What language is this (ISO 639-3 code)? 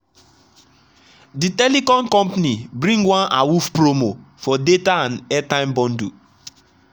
pcm